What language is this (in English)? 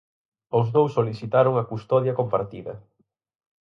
Galician